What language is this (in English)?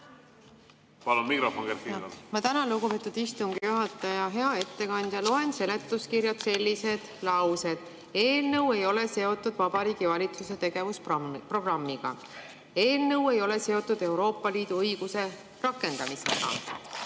Estonian